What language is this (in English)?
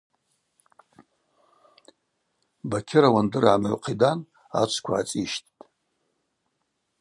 Abaza